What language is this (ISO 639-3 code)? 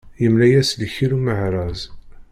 kab